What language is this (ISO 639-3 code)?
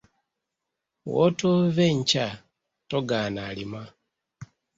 lug